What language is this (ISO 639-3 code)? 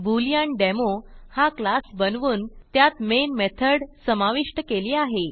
mar